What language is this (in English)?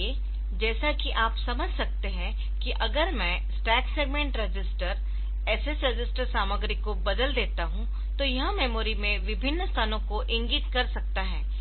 Hindi